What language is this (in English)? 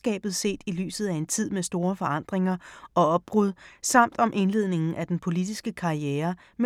Danish